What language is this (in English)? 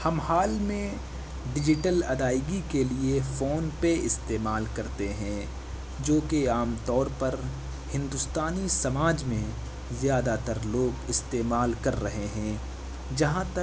Urdu